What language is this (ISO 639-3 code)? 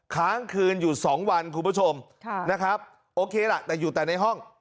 tha